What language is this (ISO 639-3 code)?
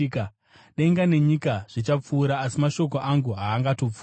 sna